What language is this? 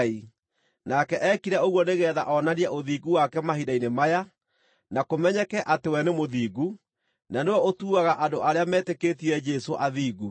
Kikuyu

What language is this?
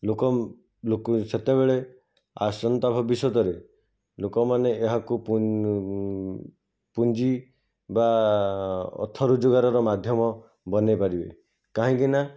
Odia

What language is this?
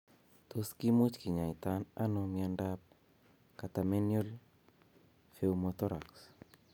Kalenjin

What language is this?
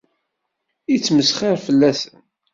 Kabyle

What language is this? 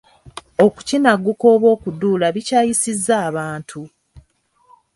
Ganda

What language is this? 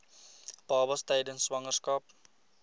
Afrikaans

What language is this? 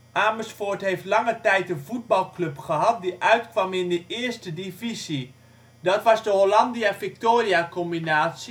Dutch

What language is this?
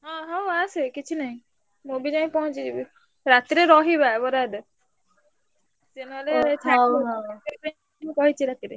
Odia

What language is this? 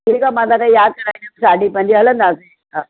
Sindhi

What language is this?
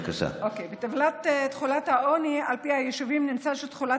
Hebrew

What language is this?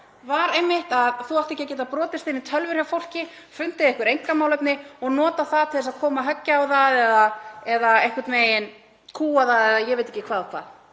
Icelandic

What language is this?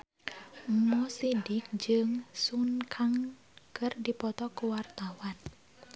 Sundanese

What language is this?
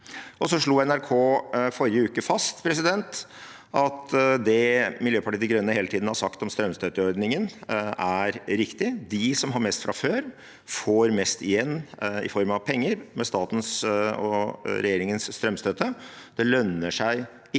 Norwegian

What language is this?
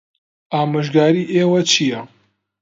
Central Kurdish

